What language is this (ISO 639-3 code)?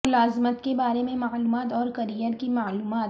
urd